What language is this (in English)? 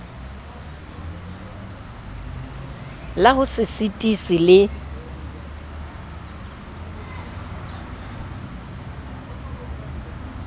Southern Sotho